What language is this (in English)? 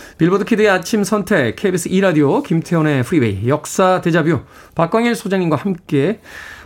Korean